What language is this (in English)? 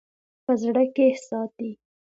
Pashto